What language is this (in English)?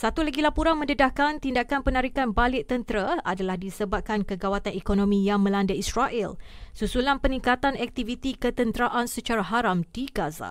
Malay